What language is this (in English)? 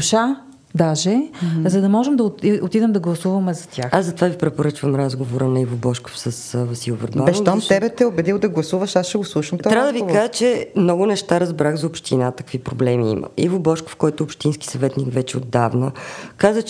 Bulgarian